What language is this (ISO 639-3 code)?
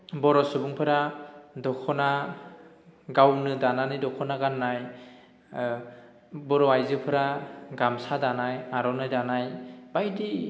brx